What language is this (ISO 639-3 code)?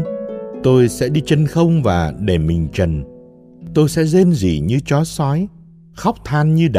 vie